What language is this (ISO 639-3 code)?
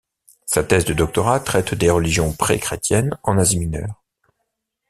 fra